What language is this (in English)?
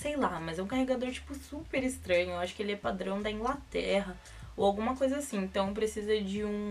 Portuguese